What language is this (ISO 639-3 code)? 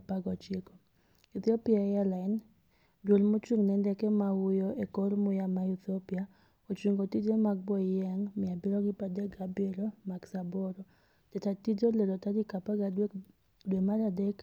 luo